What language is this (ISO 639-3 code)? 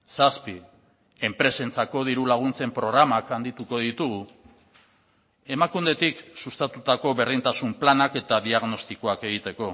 eus